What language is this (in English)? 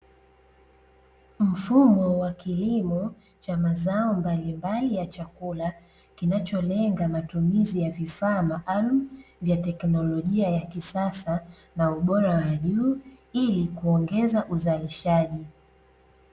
Swahili